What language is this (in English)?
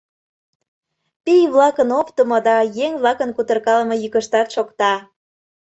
Mari